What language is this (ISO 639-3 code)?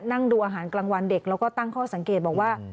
tha